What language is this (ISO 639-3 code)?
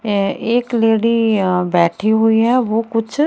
hin